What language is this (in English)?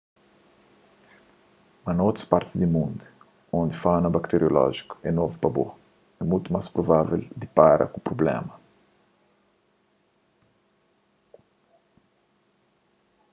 Kabuverdianu